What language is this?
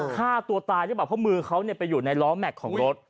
Thai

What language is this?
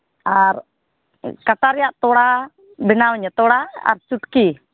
Santali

